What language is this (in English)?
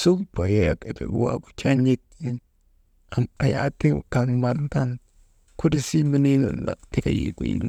Maba